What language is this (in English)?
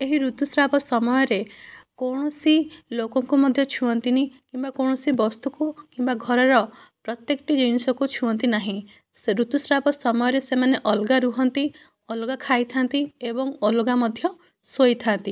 Odia